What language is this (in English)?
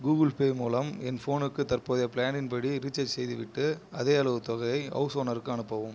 Tamil